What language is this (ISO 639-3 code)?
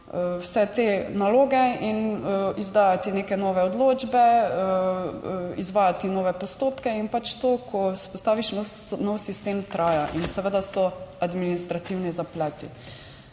slv